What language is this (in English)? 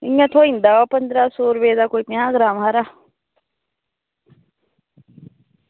Dogri